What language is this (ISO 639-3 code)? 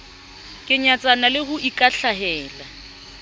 sot